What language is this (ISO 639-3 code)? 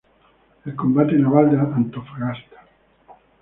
spa